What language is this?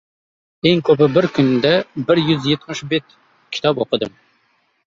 Uzbek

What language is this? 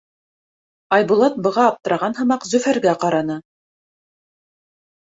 Bashkir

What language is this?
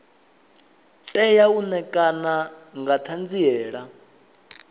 Venda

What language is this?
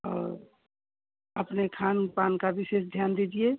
Hindi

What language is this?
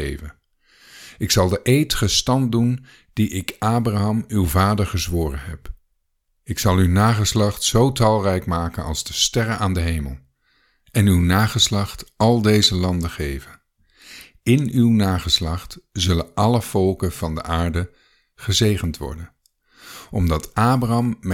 Dutch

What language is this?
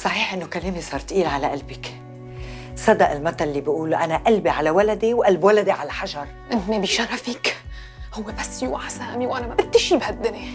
Arabic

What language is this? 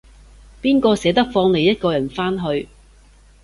Cantonese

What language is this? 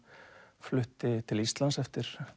Icelandic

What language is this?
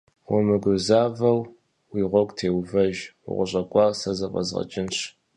Kabardian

